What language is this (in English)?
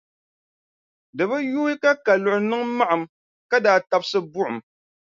Dagbani